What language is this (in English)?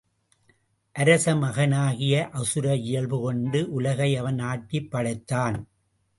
Tamil